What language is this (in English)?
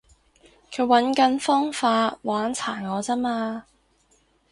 Cantonese